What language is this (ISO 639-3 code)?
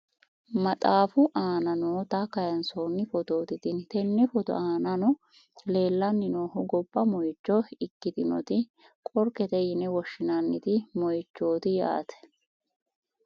sid